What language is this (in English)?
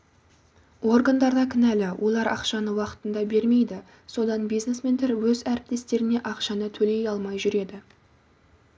Kazakh